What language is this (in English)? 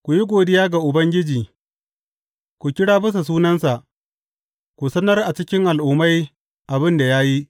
Hausa